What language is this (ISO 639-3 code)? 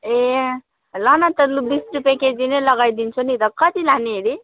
nep